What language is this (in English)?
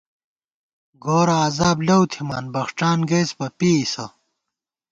Gawar-Bati